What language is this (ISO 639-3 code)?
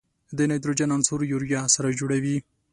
pus